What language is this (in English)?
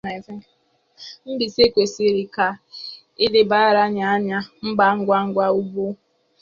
Igbo